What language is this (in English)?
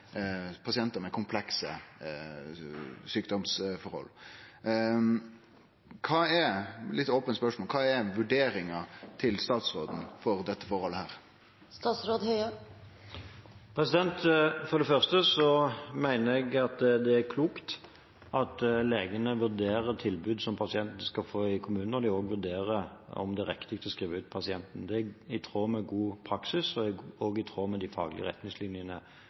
Norwegian